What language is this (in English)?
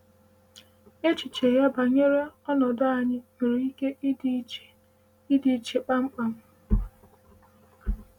Igbo